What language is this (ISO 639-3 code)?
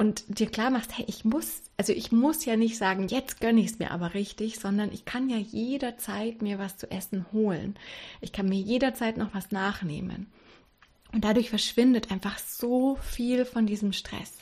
deu